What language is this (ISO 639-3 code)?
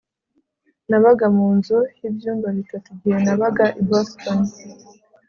kin